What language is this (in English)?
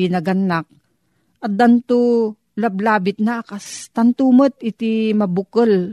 Filipino